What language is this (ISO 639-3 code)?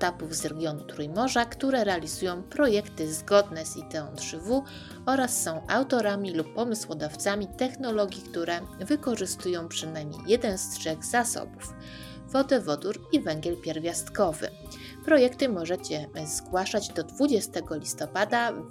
pol